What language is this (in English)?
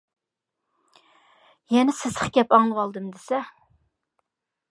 Uyghur